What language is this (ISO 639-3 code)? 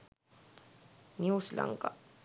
sin